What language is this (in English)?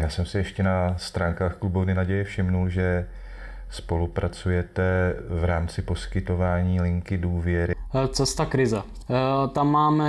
Czech